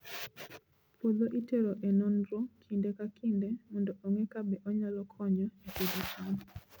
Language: Luo (Kenya and Tanzania)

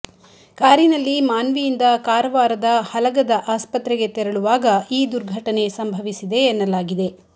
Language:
Kannada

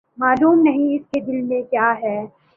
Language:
Urdu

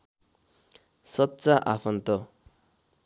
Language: Nepali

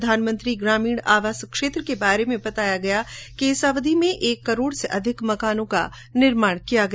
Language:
Hindi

